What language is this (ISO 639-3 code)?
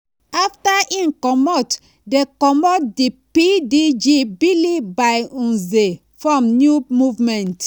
pcm